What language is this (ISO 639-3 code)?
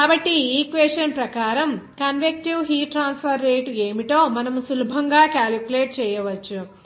tel